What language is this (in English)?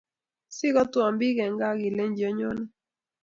Kalenjin